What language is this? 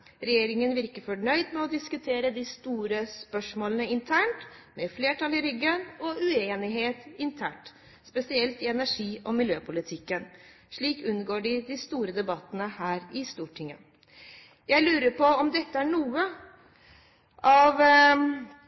Norwegian Bokmål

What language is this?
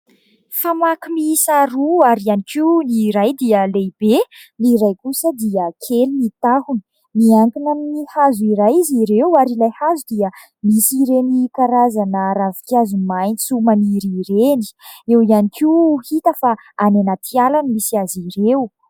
Malagasy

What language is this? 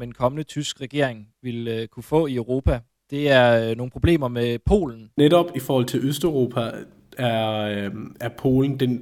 Danish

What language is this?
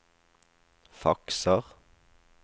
Norwegian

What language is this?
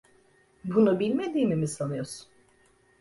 Turkish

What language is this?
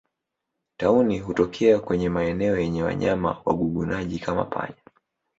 Swahili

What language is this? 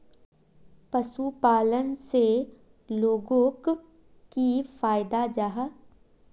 Magahi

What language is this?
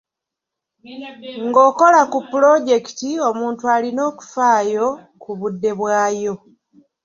Ganda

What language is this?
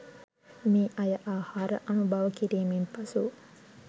Sinhala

